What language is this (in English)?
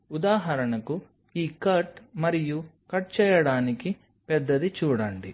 Telugu